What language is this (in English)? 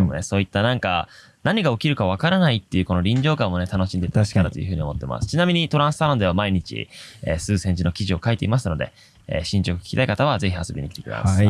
Japanese